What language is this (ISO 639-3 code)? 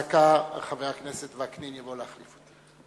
heb